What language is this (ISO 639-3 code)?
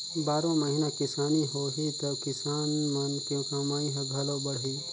hne